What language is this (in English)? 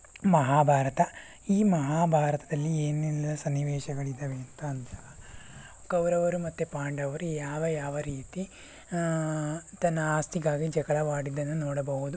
Kannada